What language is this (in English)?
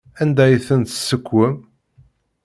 Kabyle